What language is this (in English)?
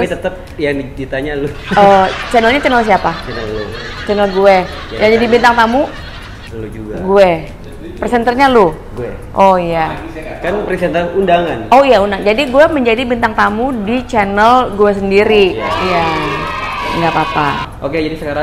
Indonesian